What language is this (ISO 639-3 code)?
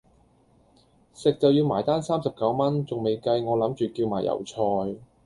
yue